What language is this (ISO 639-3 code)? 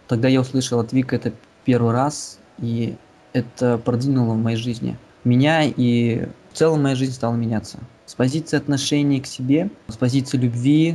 rus